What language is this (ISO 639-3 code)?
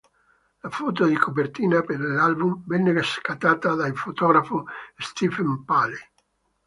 ita